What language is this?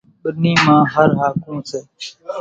Kachi Koli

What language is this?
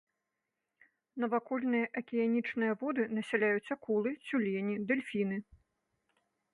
Belarusian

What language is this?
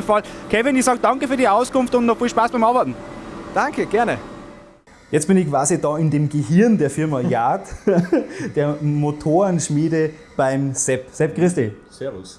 German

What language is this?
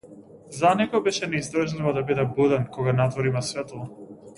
Macedonian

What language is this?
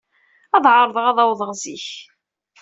Kabyle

